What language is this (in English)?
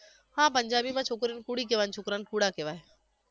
Gujarati